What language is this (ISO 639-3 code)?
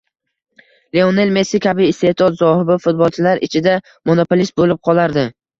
uzb